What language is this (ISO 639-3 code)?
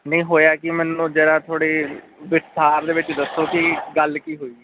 pan